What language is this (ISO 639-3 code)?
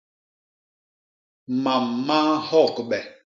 bas